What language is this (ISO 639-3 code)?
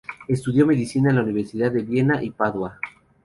spa